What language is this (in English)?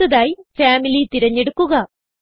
Malayalam